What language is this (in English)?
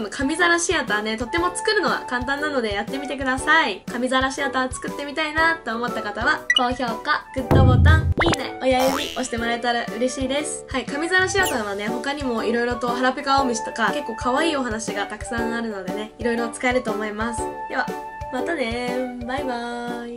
Japanese